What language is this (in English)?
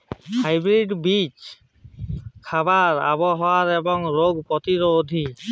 Bangla